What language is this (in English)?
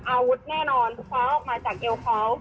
Thai